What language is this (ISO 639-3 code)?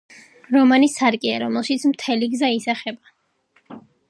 kat